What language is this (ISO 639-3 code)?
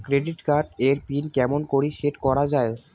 ben